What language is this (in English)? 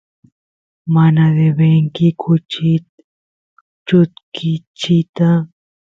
Santiago del Estero Quichua